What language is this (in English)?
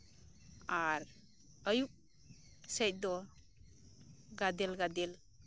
Santali